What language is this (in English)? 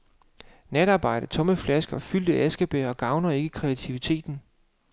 Danish